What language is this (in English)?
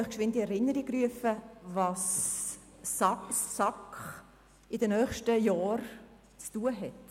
Swiss German